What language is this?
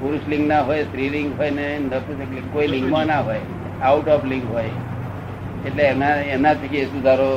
Gujarati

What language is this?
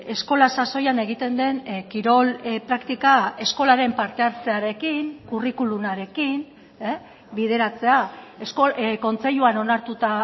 Basque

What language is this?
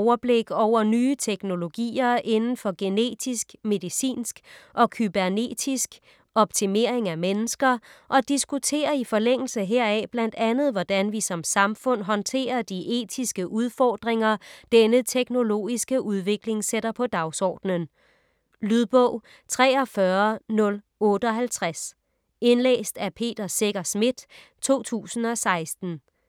Danish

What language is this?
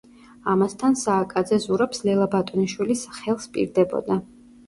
Georgian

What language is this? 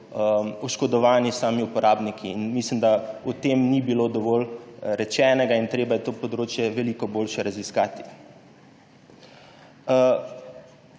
Slovenian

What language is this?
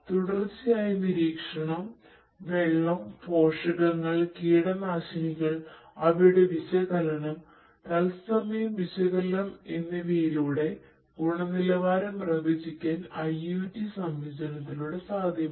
Malayalam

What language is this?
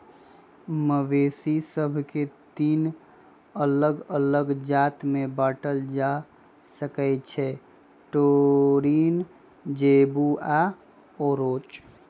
Magahi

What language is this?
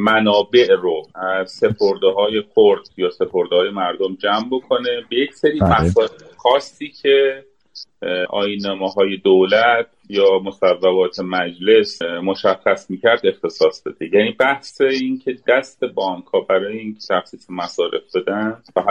Persian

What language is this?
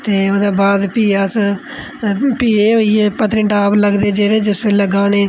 Dogri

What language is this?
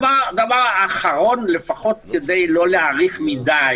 Hebrew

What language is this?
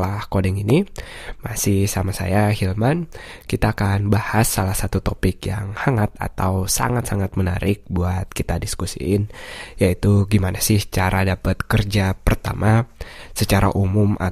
Indonesian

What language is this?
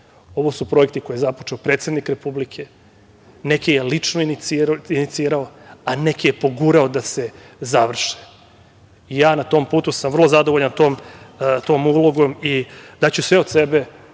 Serbian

